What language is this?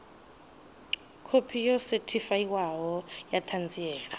Venda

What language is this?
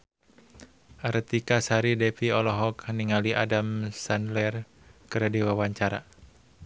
Sundanese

